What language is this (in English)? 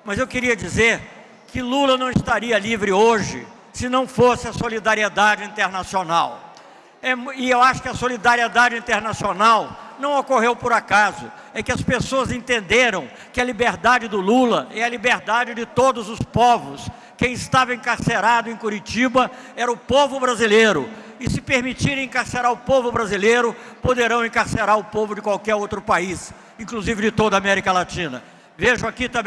Portuguese